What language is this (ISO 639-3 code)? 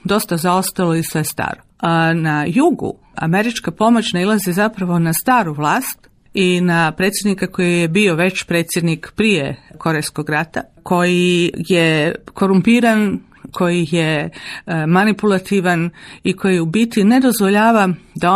hrv